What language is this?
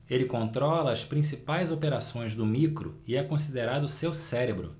Portuguese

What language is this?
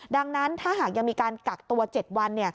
Thai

